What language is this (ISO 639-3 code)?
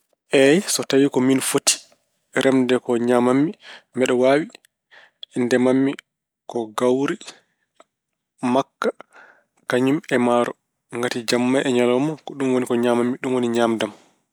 ful